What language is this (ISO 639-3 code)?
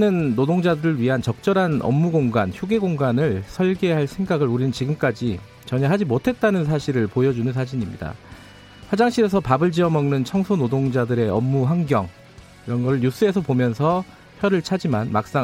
kor